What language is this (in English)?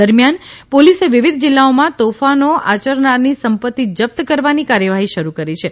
Gujarati